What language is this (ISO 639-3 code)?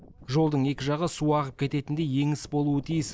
kaz